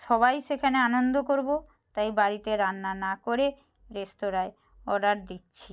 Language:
Bangla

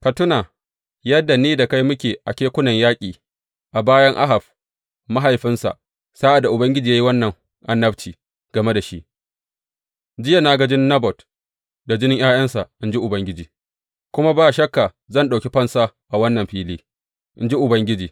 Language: Hausa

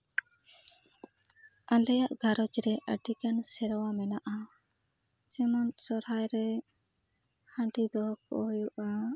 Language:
Santali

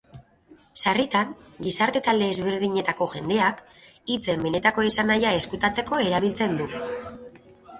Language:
Basque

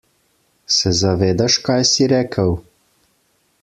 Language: Slovenian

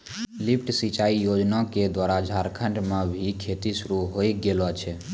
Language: Maithili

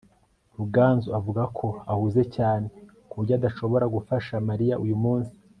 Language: Kinyarwanda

